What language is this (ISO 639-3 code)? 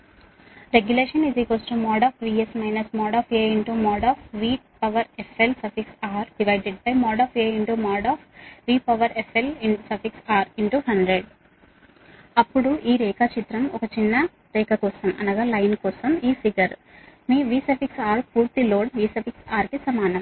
tel